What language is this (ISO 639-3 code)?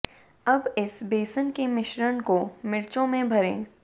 hin